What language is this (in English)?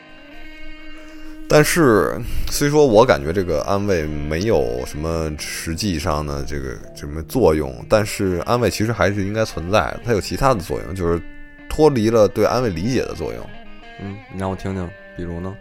Chinese